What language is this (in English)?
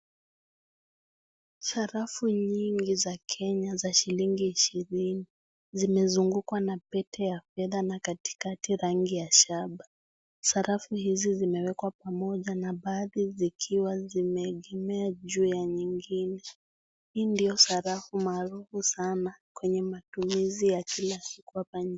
Swahili